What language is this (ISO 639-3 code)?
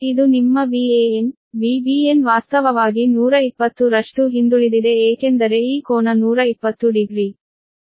kan